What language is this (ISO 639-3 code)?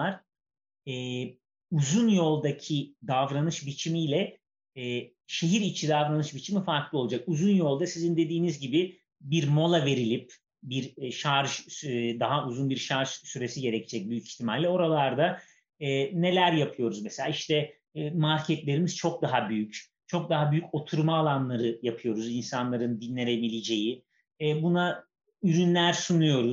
tur